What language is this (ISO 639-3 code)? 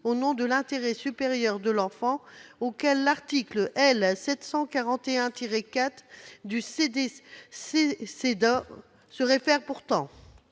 fra